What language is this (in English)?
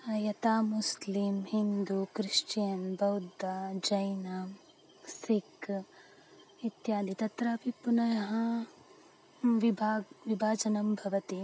Sanskrit